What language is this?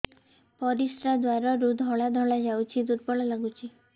Odia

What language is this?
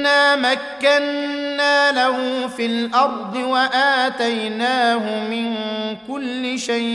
Arabic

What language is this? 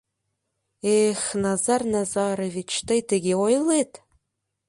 Mari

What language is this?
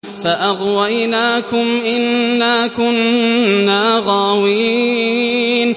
Arabic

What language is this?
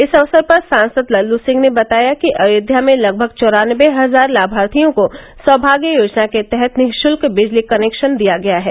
Hindi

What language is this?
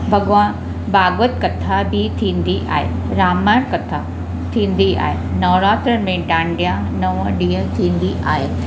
Sindhi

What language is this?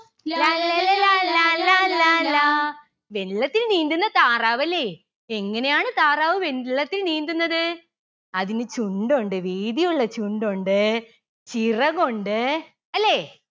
Malayalam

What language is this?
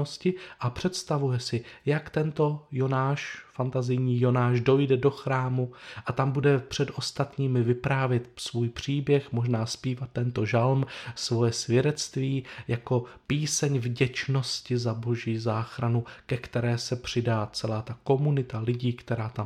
Czech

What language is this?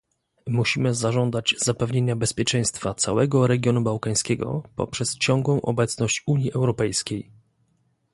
Polish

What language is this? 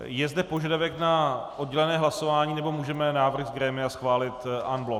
Czech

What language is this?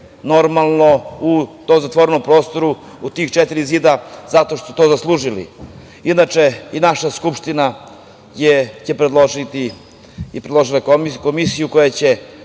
Serbian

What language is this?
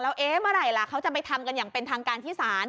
Thai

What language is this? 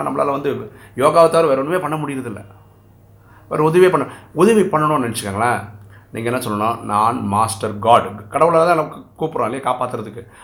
Tamil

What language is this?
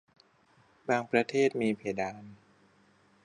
Thai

